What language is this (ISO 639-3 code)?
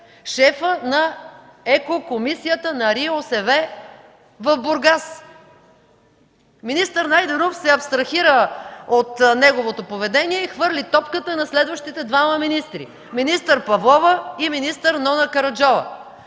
bul